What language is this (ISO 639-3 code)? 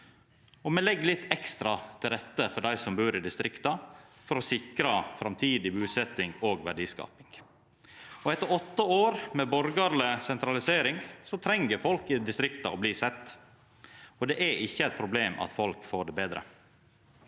nor